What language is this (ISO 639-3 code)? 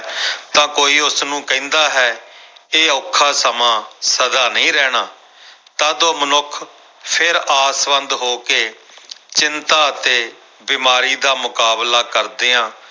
pan